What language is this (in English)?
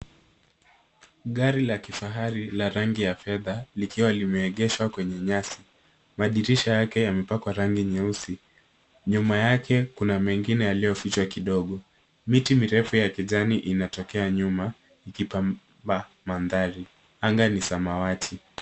Swahili